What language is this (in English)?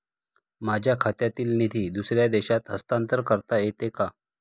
Marathi